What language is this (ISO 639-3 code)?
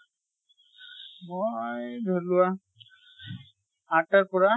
asm